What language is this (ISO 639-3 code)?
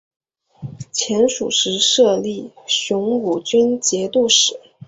zho